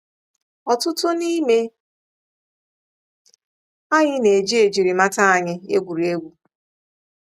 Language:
Igbo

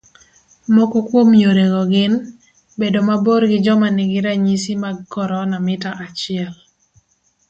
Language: Luo (Kenya and Tanzania)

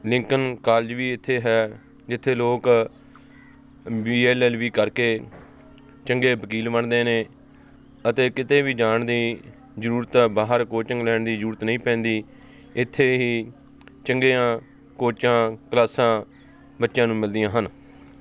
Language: Punjabi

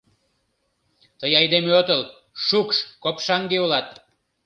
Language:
Mari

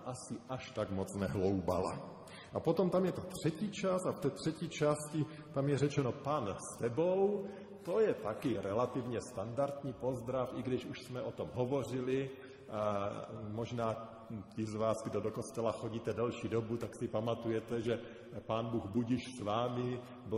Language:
Czech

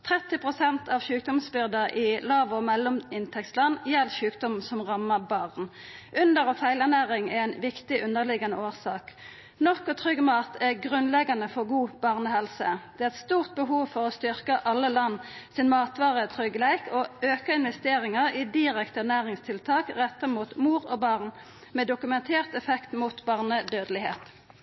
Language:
Norwegian Nynorsk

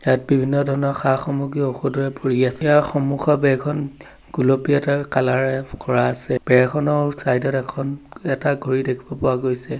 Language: Assamese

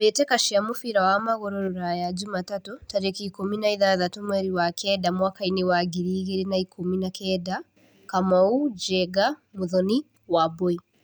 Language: Kikuyu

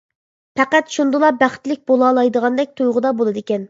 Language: Uyghur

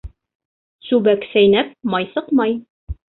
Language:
Bashkir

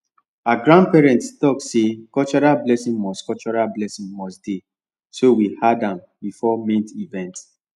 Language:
Nigerian Pidgin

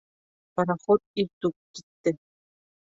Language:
Bashkir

